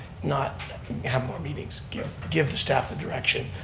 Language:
English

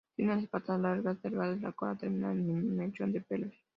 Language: Spanish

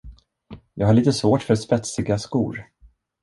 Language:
Swedish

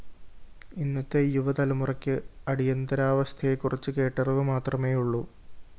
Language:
Malayalam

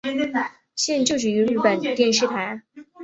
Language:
Chinese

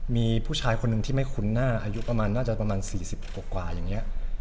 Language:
Thai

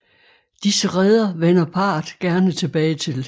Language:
Danish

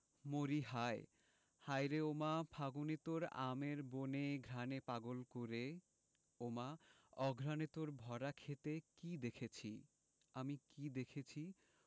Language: Bangla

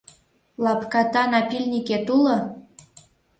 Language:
Mari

